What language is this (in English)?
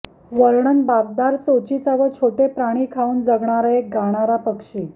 Marathi